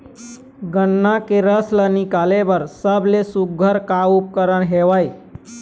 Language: Chhattisgarhi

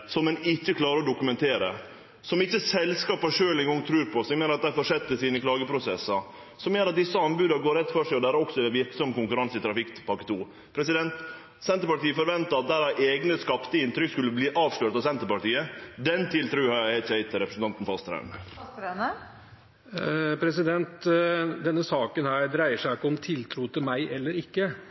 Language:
Norwegian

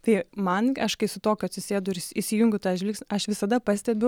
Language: Lithuanian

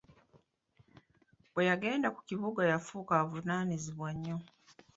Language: Ganda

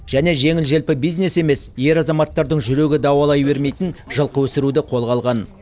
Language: Kazakh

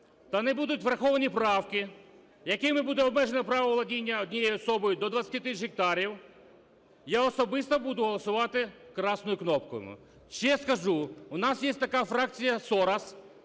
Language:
Ukrainian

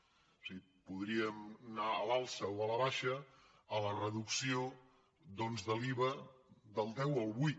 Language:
Catalan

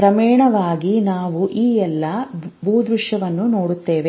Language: Kannada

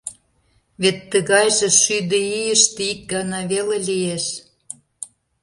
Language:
Mari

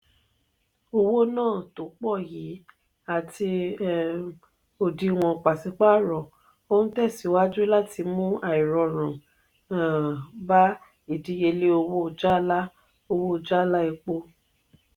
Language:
Yoruba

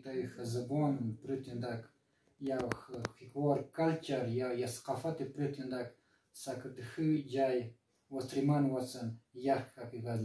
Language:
Romanian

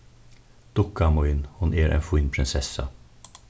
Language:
Faroese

